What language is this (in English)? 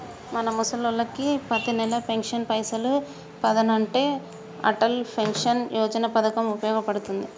Telugu